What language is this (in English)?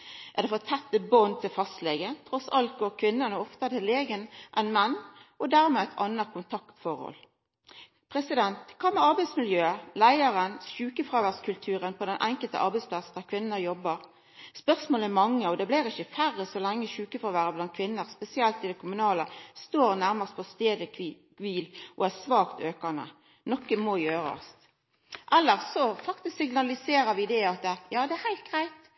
Norwegian Nynorsk